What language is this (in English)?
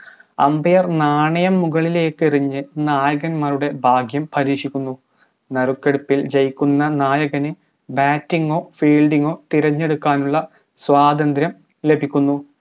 Malayalam